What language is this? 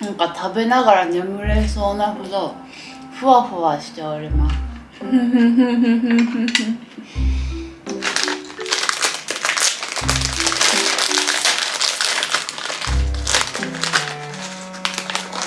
Japanese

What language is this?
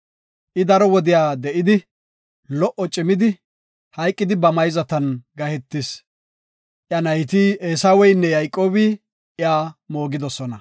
Gofa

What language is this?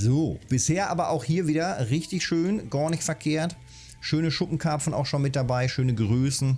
German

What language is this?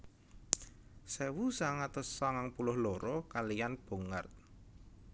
Javanese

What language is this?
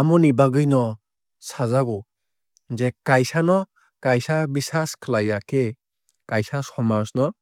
Kok Borok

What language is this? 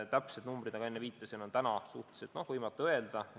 Estonian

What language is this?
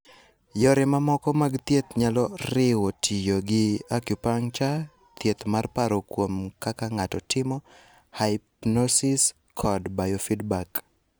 Luo (Kenya and Tanzania)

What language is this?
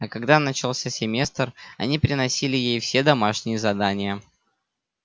Russian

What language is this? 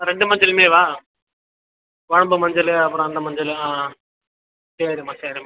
Tamil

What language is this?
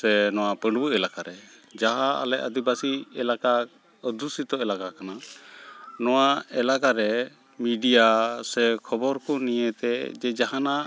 Santali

